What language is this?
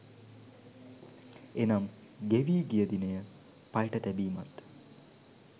Sinhala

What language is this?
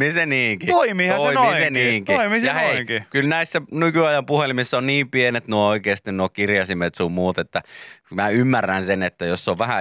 Finnish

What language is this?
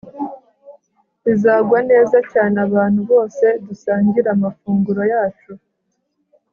Kinyarwanda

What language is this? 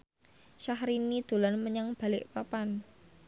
Javanese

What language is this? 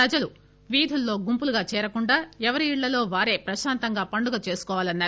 Telugu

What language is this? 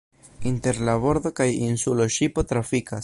Esperanto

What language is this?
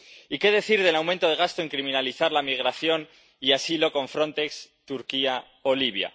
Spanish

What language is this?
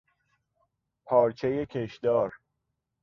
Persian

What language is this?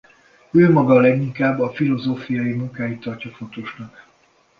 Hungarian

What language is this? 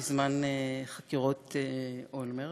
Hebrew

